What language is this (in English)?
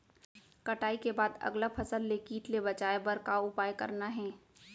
Chhattisgarhi